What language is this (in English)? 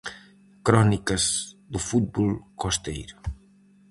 Galician